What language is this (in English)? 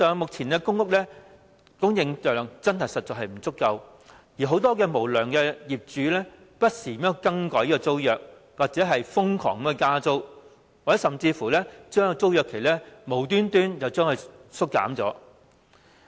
Cantonese